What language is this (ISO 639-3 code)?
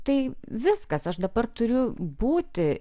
lit